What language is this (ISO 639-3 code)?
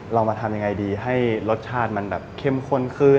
tha